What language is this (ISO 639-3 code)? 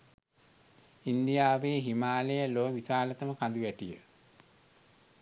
sin